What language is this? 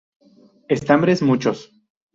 Spanish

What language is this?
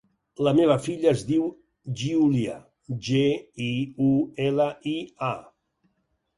Catalan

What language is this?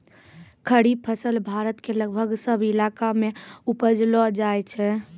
Maithili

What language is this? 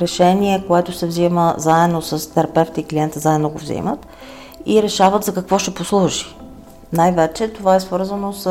Bulgarian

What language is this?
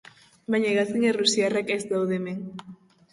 Basque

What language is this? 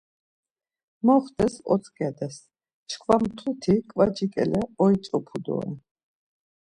Laz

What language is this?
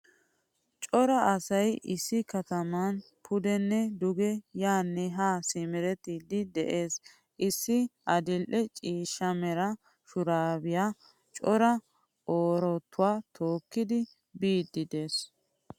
Wolaytta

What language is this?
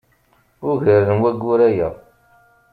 Kabyle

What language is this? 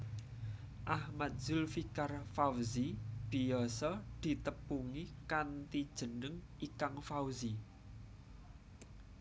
Javanese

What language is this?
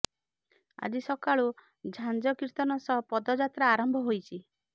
Odia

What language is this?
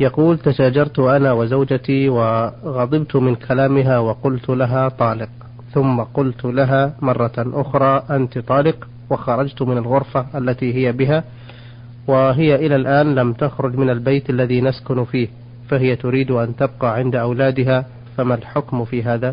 Arabic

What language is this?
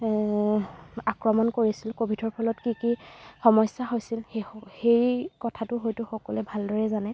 Assamese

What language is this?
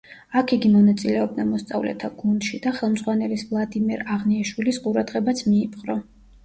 Georgian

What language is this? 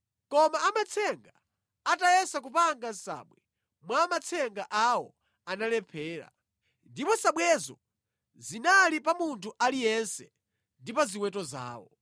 Nyanja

